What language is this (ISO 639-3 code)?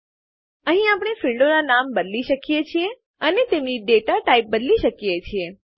guj